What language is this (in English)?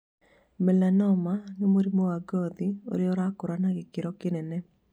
Kikuyu